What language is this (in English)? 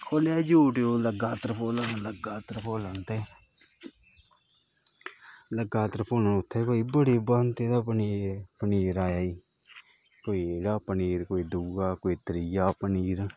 Dogri